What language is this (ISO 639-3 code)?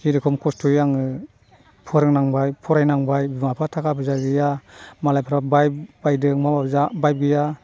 brx